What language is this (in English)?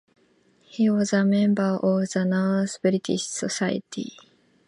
English